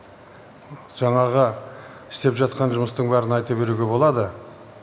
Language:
Kazakh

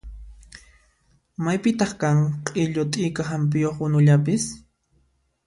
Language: Puno Quechua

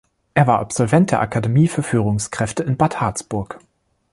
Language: German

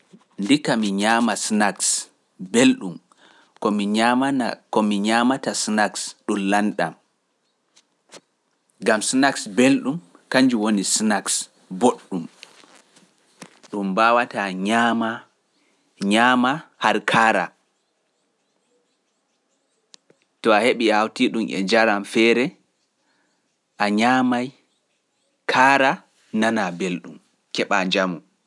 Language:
Pular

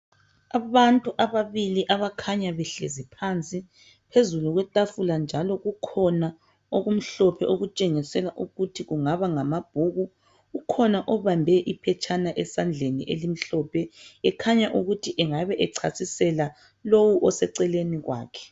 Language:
North Ndebele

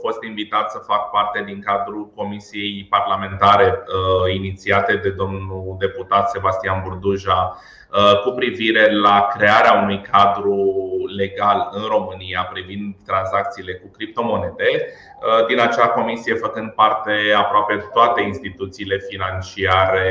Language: Romanian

